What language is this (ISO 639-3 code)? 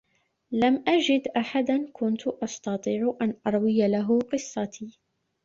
ara